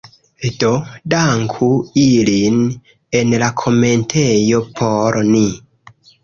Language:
Esperanto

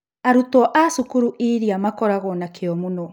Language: Kikuyu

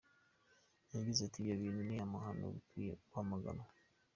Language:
Kinyarwanda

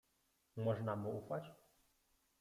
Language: Polish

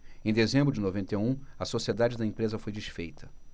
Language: Portuguese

